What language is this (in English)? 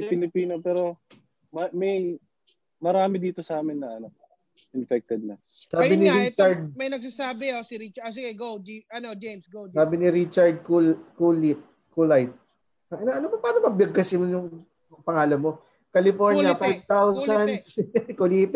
Filipino